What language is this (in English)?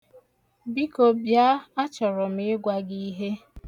Igbo